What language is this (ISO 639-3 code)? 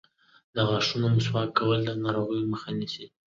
pus